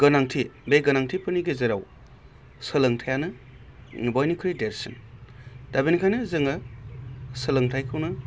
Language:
Bodo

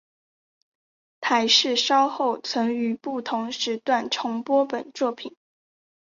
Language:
Chinese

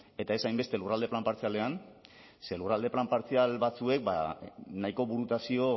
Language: Basque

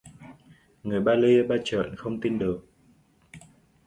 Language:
Vietnamese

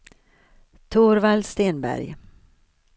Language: Swedish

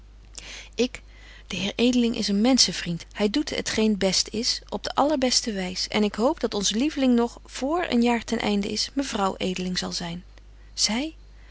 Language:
Dutch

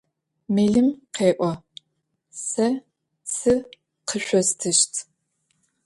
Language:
Adyghe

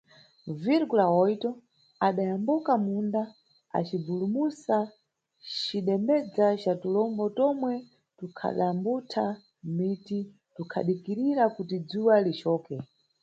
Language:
Nyungwe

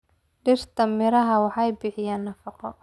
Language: Somali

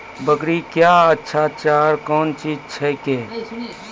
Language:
Maithili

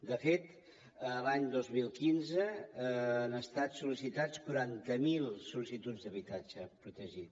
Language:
Catalan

